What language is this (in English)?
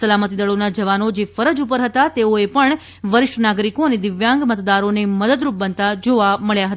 Gujarati